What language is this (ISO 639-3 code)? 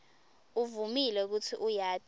ssw